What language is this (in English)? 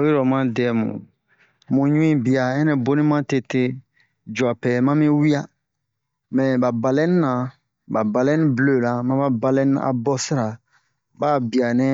Bomu